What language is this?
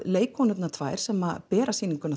Icelandic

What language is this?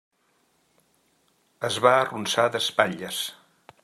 Catalan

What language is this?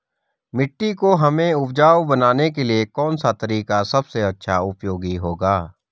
Hindi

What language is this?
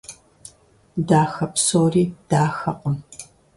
Kabardian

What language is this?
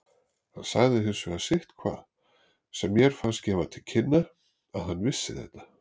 Icelandic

